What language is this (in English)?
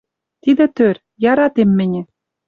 Western Mari